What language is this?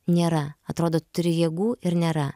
Lithuanian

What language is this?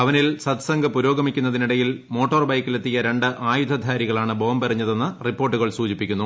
Malayalam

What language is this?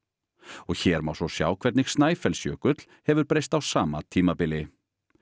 Icelandic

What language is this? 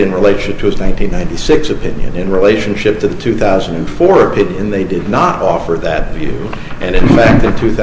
English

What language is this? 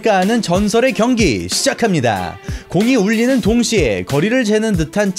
Korean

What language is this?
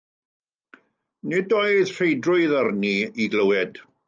Welsh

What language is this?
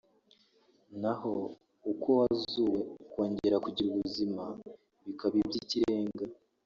Kinyarwanda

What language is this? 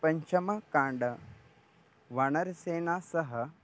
Sanskrit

